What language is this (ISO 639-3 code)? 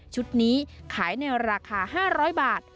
tha